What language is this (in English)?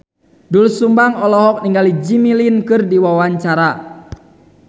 Sundanese